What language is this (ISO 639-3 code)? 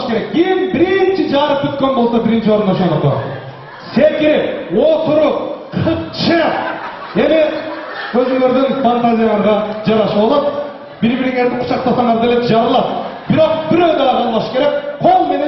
tur